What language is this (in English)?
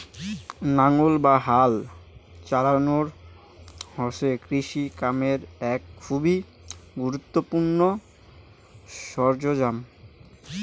Bangla